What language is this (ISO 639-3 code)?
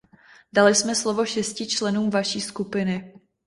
ces